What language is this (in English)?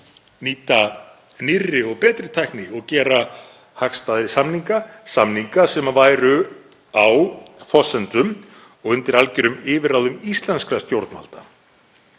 Icelandic